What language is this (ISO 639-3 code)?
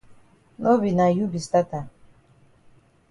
wes